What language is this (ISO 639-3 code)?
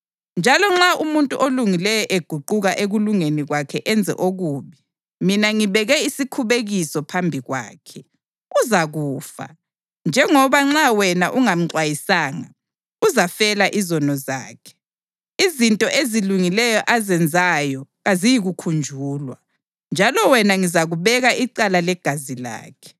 nde